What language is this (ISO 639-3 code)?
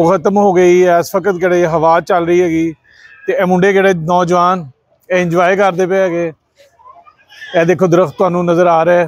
pan